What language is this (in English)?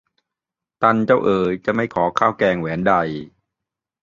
Thai